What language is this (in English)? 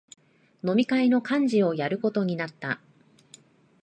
Japanese